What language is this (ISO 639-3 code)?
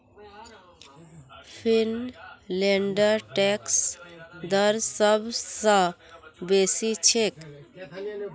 mag